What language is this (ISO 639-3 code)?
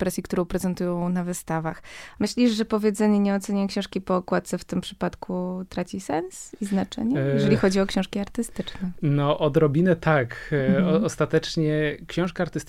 pol